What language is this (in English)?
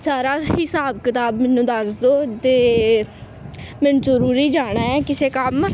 Punjabi